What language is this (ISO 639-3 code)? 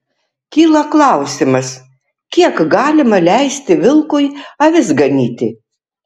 lit